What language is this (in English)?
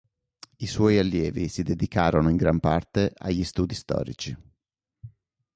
Italian